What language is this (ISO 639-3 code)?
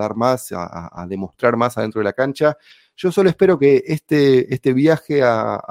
spa